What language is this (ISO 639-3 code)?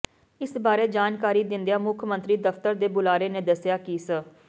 pan